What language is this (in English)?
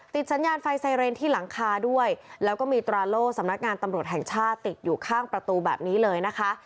Thai